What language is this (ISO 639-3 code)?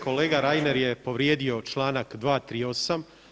hrv